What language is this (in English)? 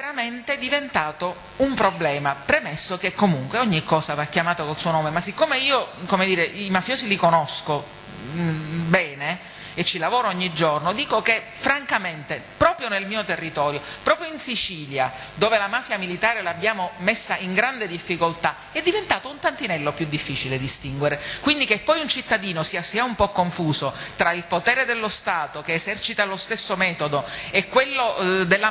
Italian